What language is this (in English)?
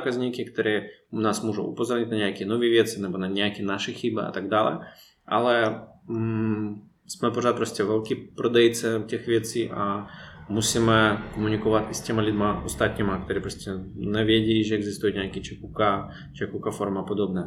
Czech